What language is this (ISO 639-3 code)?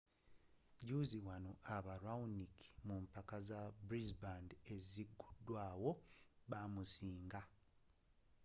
lug